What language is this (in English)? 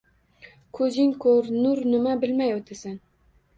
Uzbek